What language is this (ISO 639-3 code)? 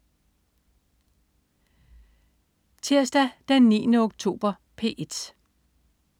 dan